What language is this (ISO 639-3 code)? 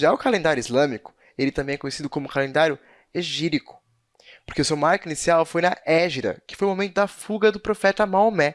por